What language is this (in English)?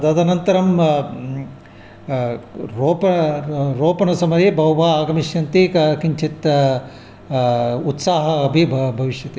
Sanskrit